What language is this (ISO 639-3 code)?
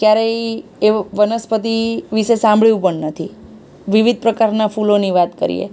guj